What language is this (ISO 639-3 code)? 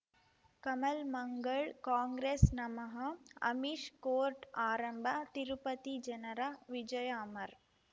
kan